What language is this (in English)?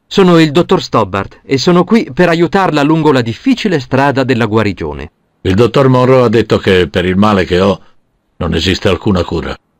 Italian